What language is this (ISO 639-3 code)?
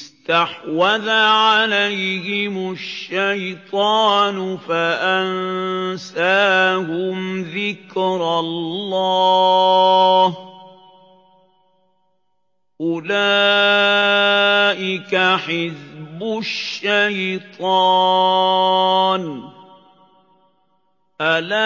ara